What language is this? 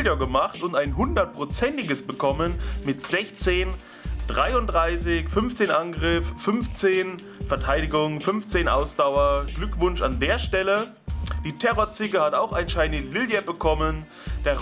German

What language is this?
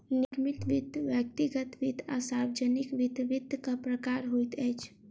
Maithili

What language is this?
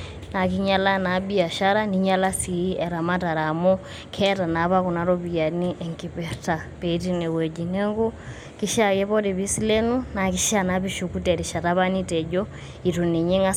Masai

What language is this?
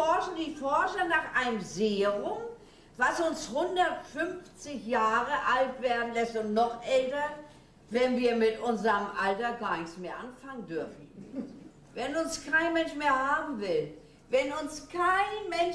German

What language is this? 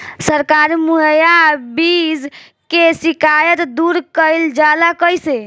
Bhojpuri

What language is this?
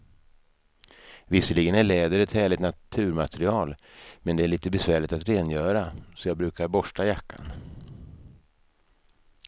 Swedish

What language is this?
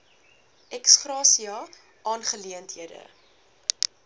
Afrikaans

